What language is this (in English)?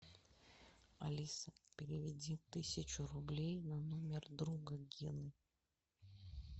Russian